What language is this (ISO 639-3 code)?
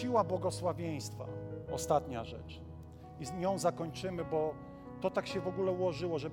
pol